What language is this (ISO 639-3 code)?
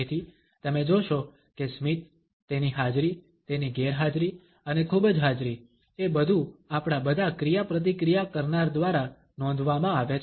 guj